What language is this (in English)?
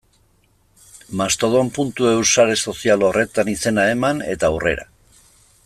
Basque